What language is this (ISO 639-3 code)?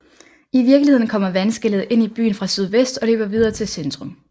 dan